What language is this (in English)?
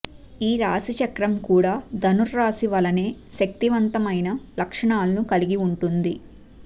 Telugu